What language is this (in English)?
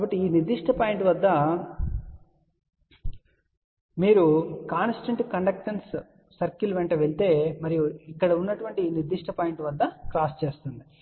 Telugu